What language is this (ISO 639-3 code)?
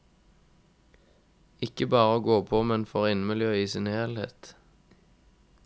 nor